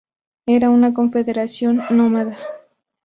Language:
Spanish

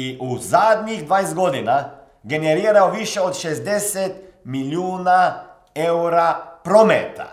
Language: Croatian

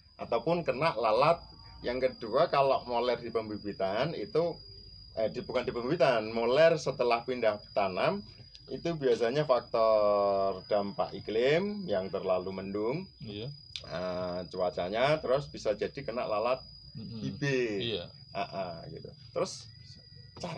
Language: Indonesian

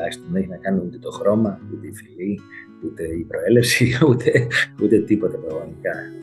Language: Greek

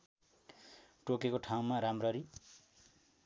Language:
Nepali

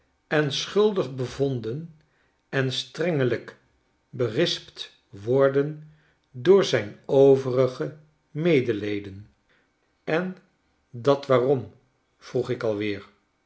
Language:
Dutch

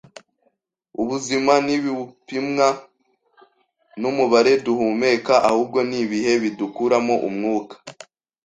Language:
Kinyarwanda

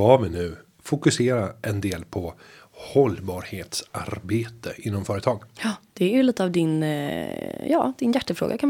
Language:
Swedish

